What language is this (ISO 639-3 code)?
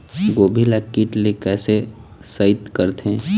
hne